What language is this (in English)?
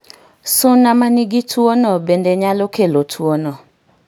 Luo (Kenya and Tanzania)